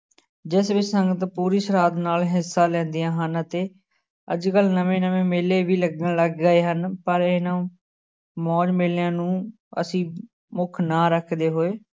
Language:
Punjabi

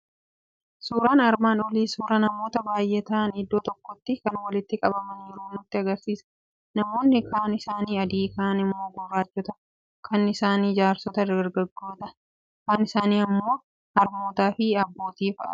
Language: Oromo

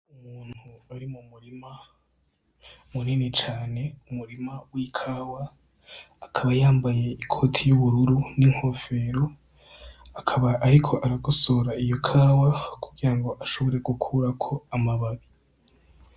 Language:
Rundi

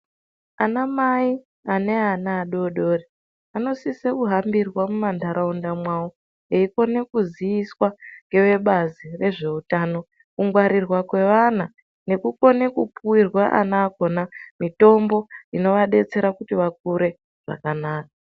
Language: Ndau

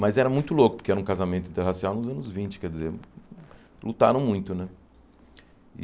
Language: Portuguese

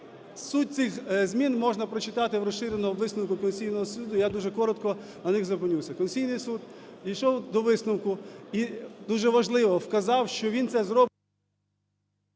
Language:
Ukrainian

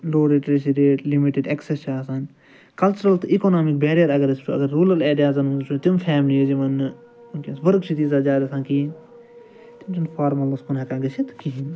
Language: Kashmiri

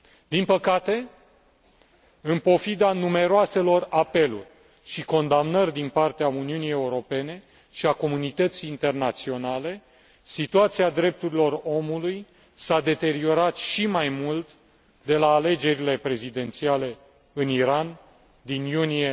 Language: Romanian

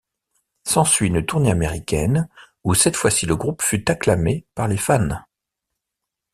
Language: French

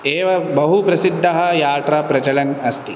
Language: Sanskrit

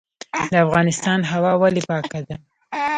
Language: Pashto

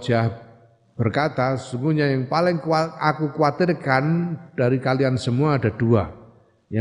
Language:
Indonesian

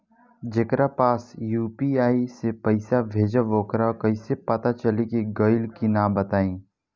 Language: Bhojpuri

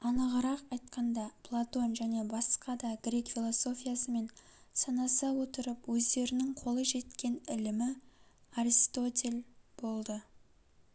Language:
Kazakh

